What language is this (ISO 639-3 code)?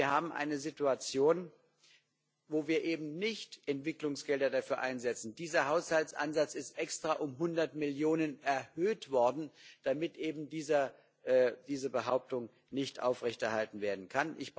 deu